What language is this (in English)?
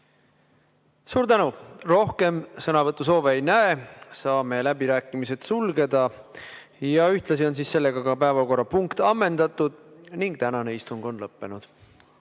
Estonian